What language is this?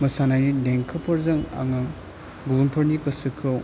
Bodo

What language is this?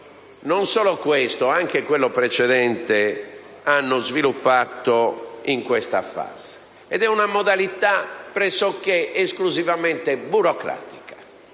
Italian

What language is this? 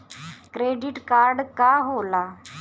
Bhojpuri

